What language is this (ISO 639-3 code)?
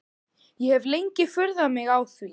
isl